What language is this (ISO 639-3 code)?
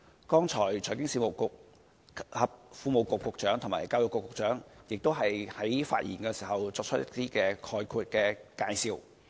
yue